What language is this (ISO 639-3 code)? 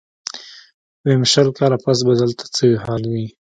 pus